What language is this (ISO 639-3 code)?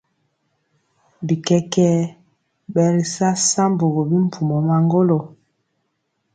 mcx